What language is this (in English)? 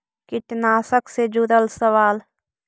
Magahi